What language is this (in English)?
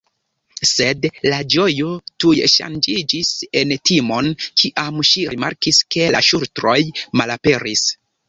Esperanto